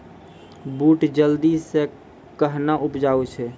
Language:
Maithili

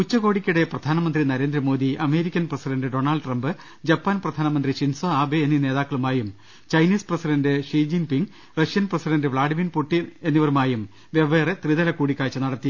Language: Malayalam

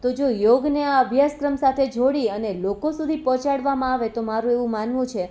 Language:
Gujarati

